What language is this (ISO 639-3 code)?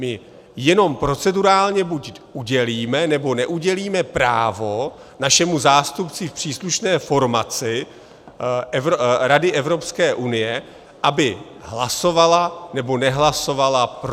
ces